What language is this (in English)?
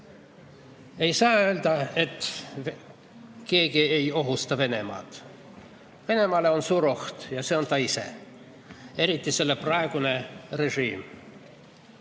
Estonian